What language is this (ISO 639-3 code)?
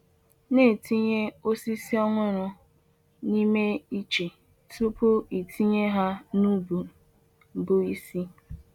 ibo